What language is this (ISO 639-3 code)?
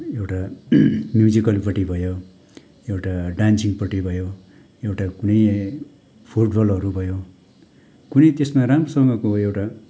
nep